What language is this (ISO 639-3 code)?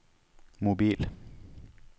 nor